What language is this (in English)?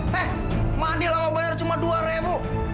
Indonesian